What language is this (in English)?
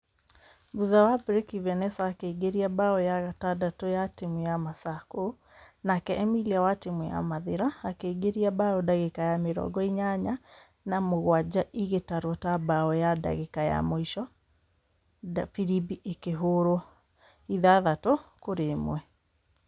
Kikuyu